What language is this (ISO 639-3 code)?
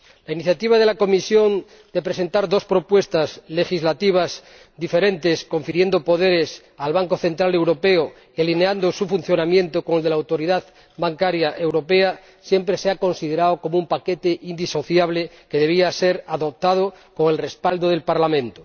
spa